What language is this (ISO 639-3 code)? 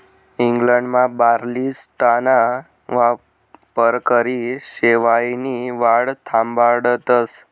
mar